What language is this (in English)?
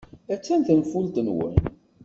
Kabyle